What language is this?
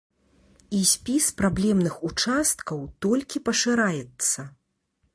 Belarusian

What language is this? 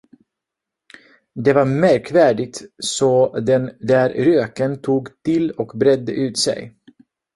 Swedish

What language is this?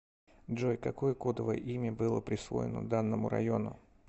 Russian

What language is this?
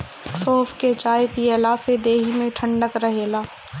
Bhojpuri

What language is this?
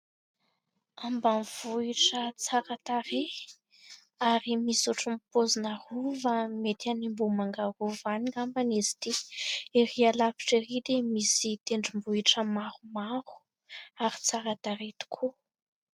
Malagasy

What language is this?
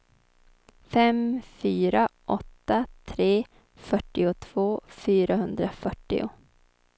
Swedish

